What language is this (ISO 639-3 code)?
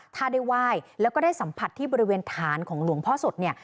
tha